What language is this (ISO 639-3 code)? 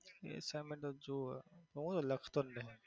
guj